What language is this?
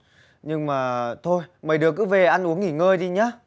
Vietnamese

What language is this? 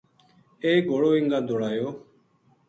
Gujari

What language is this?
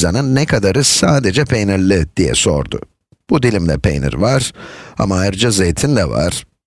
Turkish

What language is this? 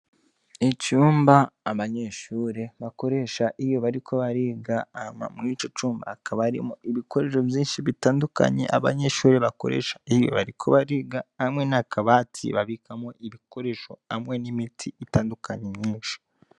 Rundi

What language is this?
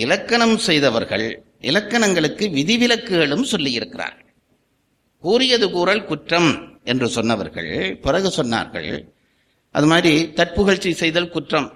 Tamil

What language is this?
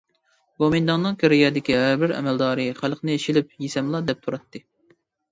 Uyghur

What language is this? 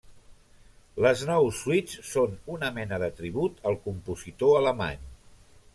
Catalan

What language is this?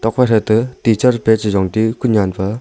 Wancho Naga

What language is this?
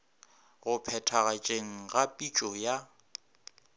Northern Sotho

